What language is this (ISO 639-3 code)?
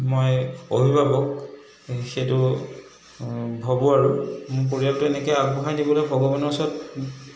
asm